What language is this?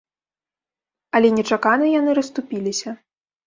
Belarusian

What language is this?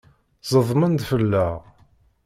Kabyle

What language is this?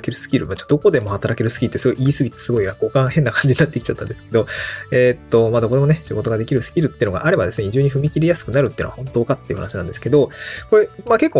Japanese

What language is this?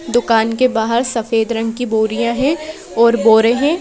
Hindi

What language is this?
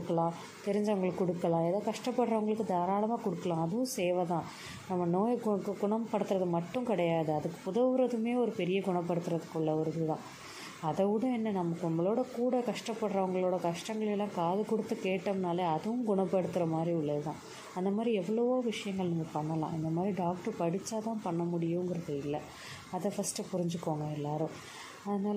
Tamil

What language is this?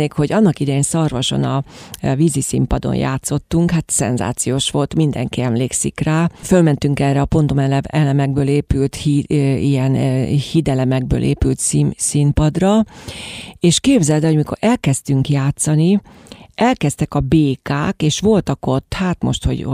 Hungarian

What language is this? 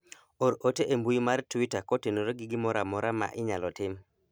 Luo (Kenya and Tanzania)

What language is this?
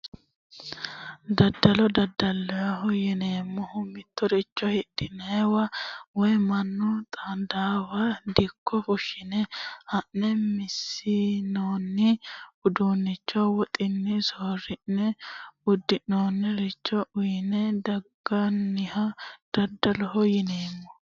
Sidamo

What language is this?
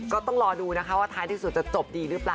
Thai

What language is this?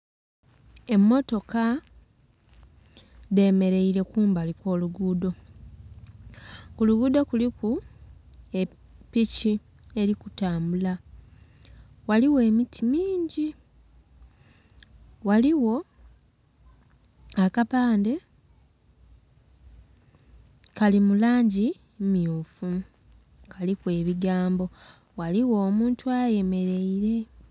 Soga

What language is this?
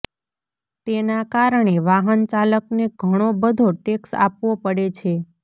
Gujarati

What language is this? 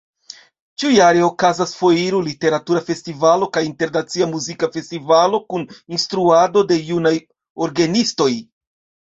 Esperanto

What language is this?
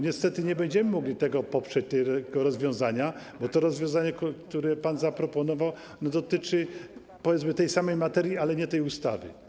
Polish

